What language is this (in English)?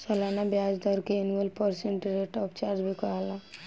Bhojpuri